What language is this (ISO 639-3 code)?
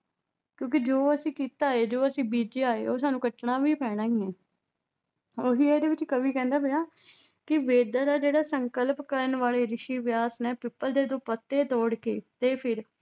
pan